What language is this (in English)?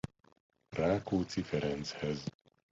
Hungarian